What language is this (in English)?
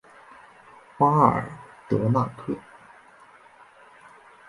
Chinese